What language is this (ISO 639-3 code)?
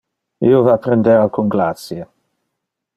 ina